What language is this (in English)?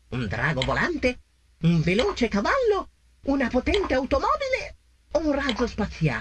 Italian